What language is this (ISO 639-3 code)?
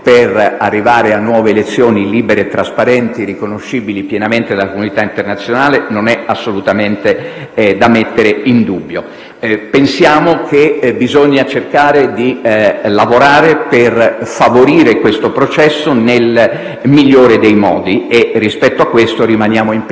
ita